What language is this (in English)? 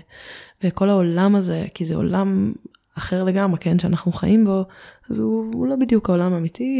Hebrew